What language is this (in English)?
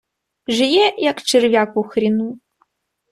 Ukrainian